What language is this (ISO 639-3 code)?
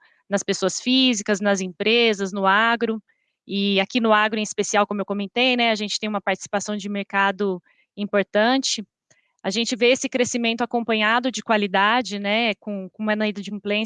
por